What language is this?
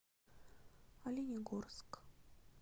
Russian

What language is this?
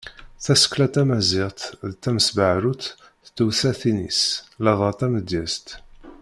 Kabyle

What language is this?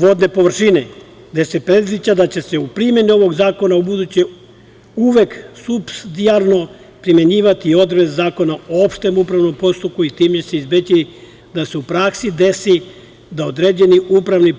Serbian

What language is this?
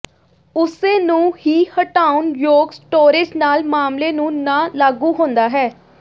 Punjabi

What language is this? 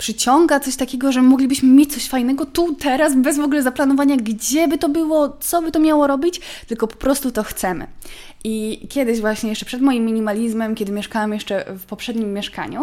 Polish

